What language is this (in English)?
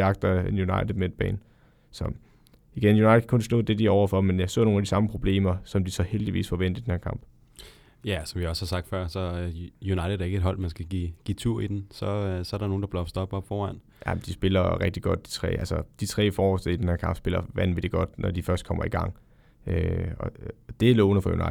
Danish